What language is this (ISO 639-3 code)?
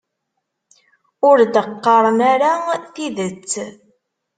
kab